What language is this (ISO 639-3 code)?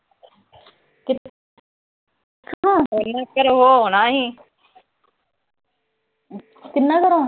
pan